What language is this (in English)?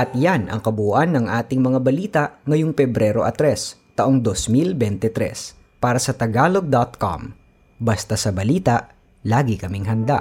Filipino